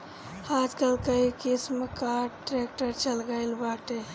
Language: Bhojpuri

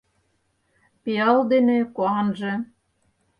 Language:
Mari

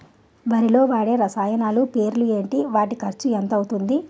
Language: Telugu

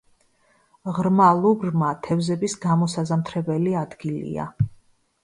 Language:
Georgian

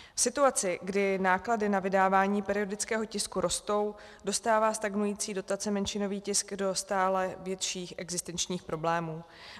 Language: Czech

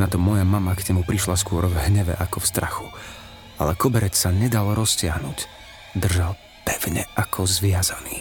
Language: Slovak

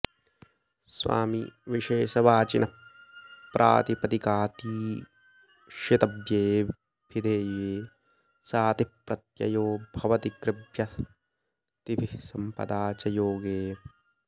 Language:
Sanskrit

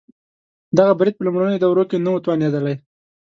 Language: Pashto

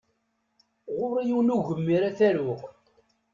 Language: Kabyle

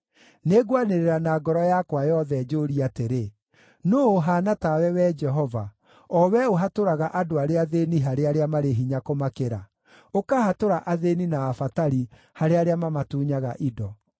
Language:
Kikuyu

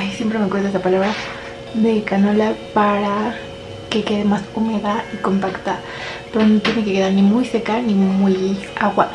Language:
Spanish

